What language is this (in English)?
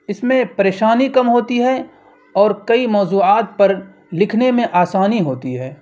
Urdu